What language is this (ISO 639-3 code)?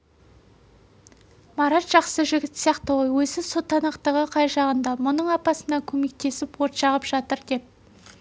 kaz